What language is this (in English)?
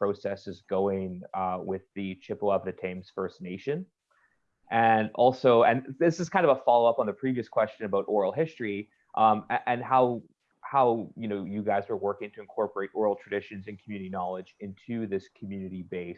English